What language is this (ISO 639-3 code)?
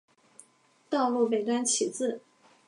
zho